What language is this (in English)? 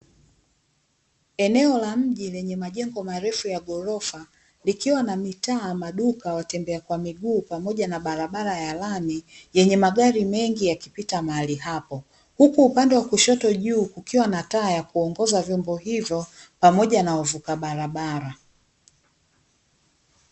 Swahili